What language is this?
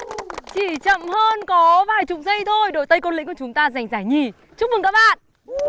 Vietnamese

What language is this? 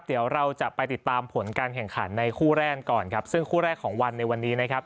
Thai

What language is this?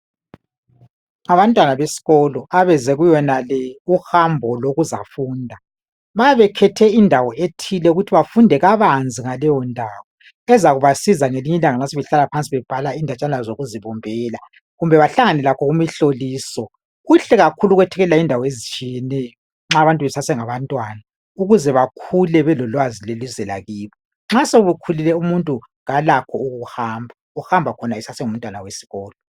North Ndebele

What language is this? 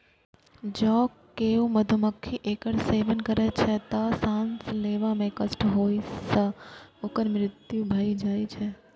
Maithili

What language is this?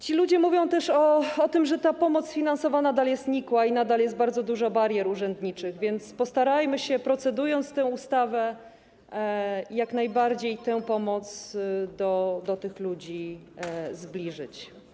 Polish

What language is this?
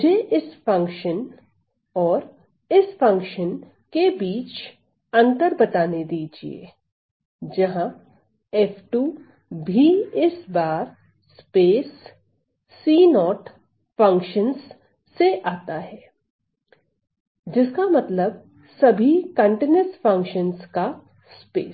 Hindi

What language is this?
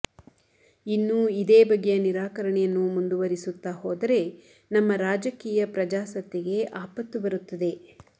Kannada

